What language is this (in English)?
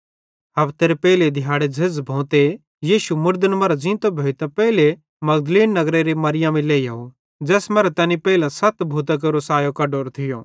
Bhadrawahi